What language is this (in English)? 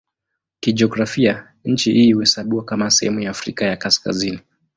Swahili